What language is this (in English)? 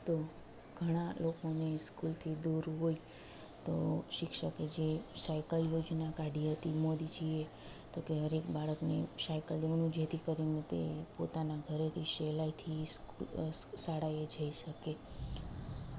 Gujarati